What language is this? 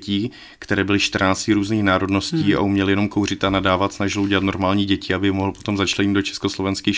Czech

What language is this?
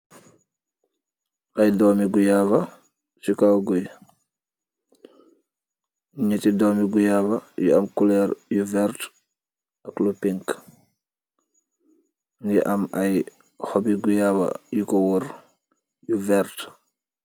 Wolof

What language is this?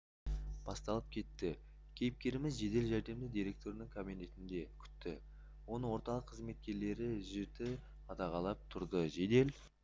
Kazakh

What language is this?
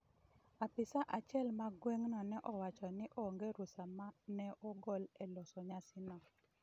Luo (Kenya and Tanzania)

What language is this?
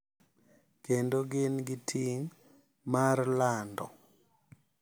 Luo (Kenya and Tanzania)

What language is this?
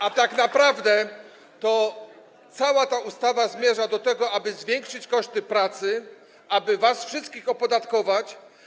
Polish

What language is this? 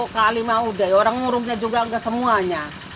Indonesian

